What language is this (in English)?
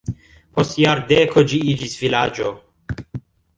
Esperanto